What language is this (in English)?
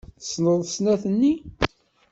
Kabyle